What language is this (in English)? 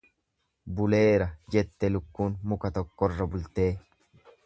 Oromo